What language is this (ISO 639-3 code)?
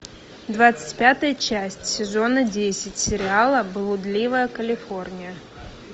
rus